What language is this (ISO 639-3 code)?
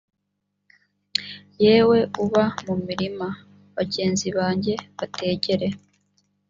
kin